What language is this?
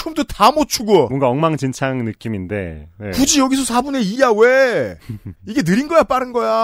Korean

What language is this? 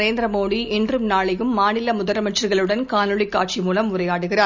Tamil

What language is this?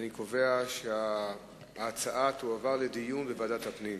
Hebrew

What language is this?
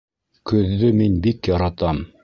Bashkir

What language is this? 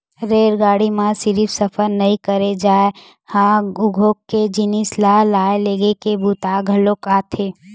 Chhattisgarhi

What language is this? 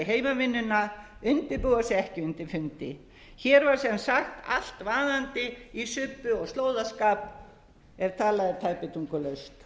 Icelandic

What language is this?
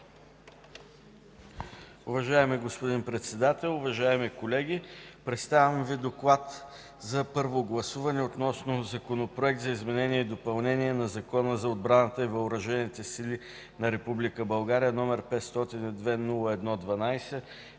Bulgarian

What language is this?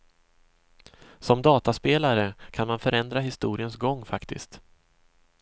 Swedish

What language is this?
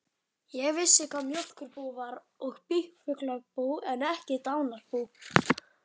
Icelandic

